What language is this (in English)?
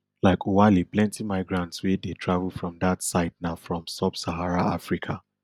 Nigerian Pidgin